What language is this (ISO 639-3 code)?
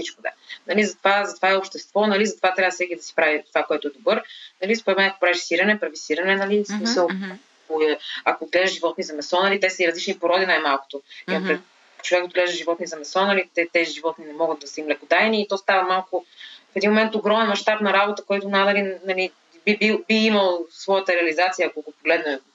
bul